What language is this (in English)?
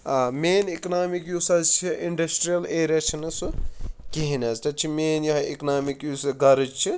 Kashmiri